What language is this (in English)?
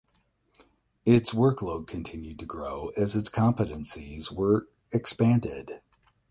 English